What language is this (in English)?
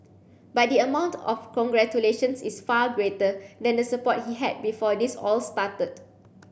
English